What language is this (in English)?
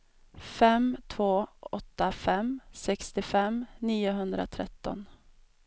Swedish